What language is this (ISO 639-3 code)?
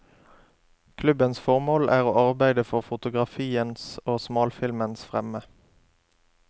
nor